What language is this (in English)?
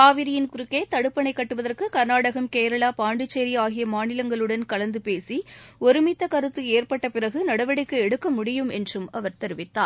Tamil